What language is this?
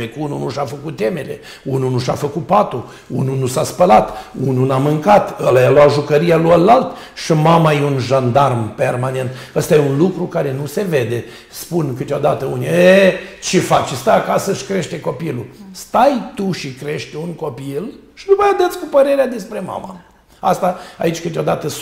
Romanian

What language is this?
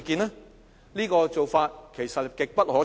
Cantonese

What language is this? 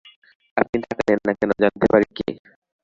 Bangla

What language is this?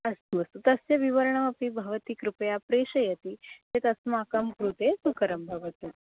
Sanskrit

